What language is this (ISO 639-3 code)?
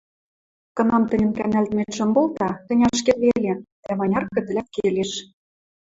mrj